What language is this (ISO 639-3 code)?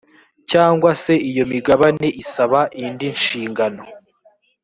kin